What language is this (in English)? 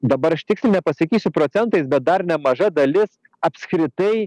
Lithuanian